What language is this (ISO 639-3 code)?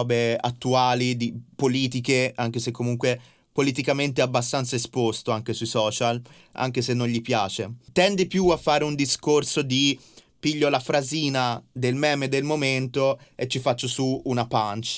ita